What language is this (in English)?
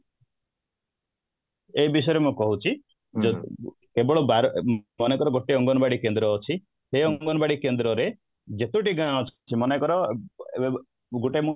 Odia